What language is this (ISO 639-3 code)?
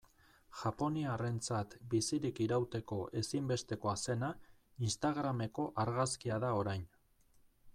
eus